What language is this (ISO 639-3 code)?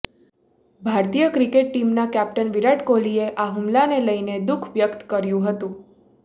guj